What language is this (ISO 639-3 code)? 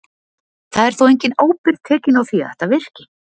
isl